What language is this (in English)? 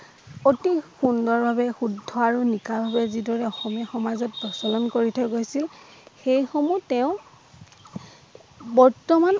Assamese